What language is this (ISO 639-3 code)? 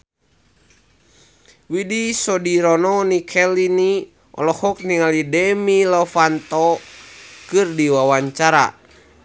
sun